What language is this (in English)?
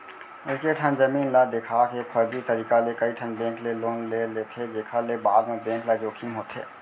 Chhattisgarhi